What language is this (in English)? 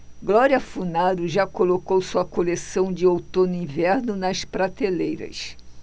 Portuguese